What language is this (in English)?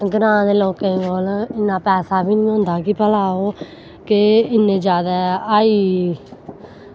Dogri